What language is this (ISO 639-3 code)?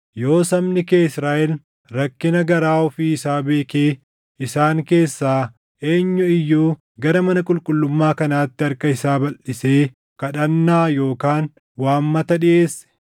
orm